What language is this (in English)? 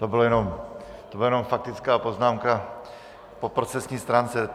Czech